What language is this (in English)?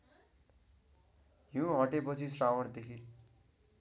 Nepali